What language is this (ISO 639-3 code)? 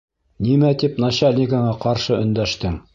bak